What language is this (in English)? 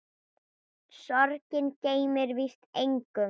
Icelandic